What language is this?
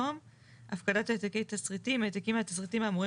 Hebrew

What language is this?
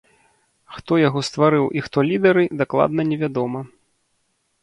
Belarusian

